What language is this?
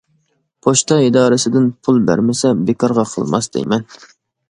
Uyghur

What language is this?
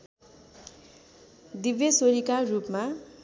Nepali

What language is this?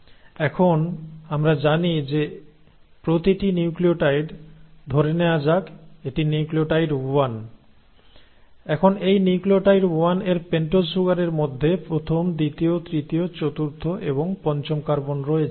Bangla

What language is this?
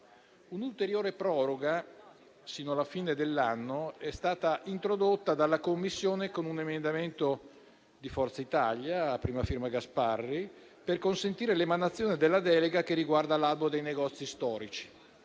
Italian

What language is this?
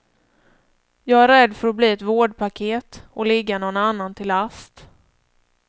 Swedish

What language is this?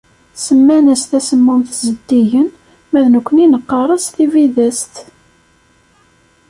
Kabyle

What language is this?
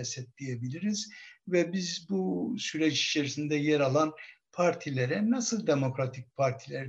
Turkish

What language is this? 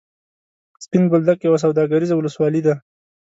Pashto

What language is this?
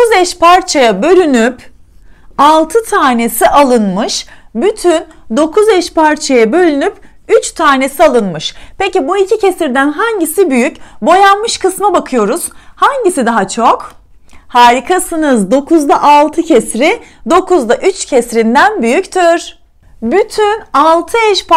Turkish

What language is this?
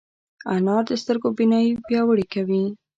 Pashto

